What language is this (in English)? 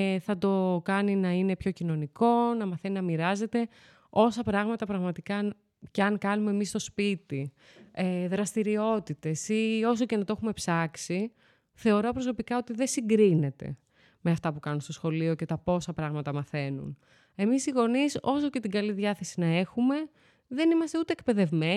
Greek